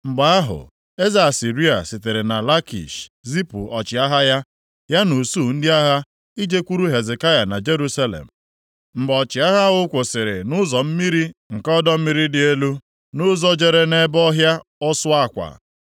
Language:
Igbo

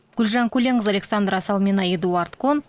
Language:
Kazakh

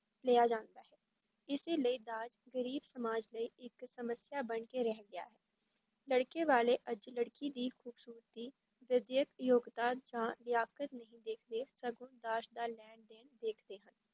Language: Punjabi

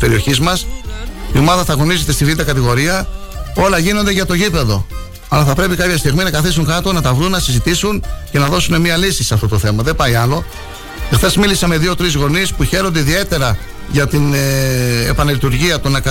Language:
Greek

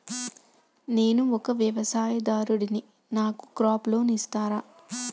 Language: Telugu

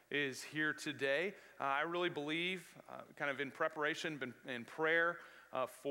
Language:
English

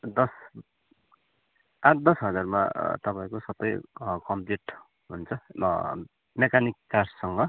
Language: Nepali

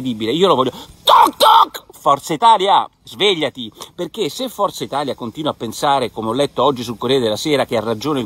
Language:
Italian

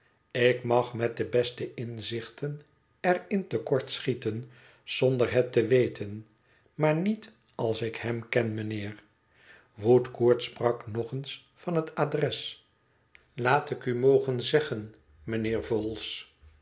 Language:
Dutch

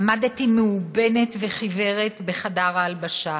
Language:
Hebrew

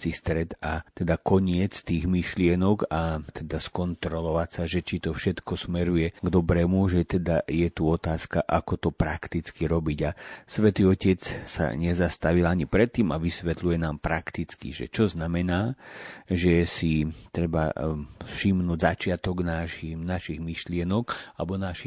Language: Slovak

